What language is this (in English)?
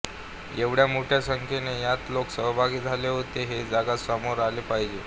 Marathi